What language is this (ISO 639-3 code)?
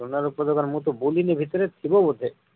ori